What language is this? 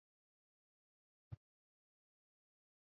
Swahili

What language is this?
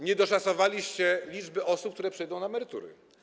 Polish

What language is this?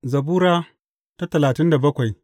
Hausa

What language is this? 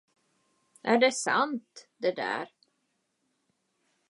Swedish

